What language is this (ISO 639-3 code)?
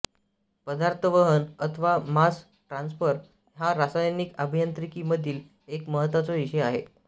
mar